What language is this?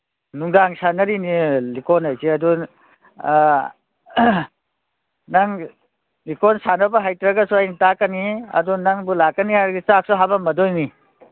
Manipuri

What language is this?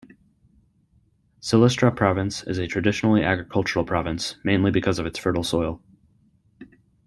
English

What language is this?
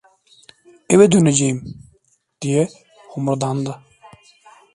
Turkish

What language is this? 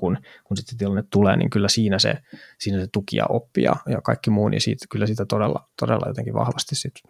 Finnish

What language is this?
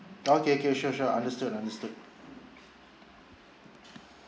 English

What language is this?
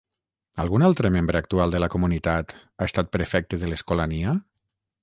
Catalan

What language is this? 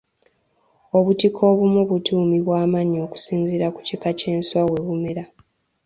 Ganda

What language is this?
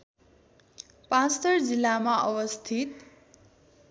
Nepali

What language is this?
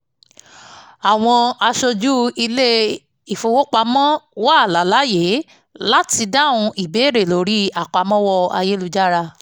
Yoruba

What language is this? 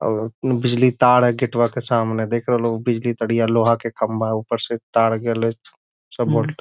Magahi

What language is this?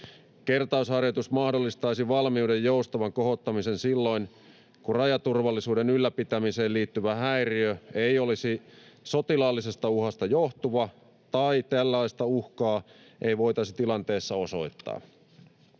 Finnish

